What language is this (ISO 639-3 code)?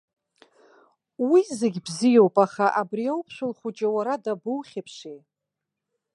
abk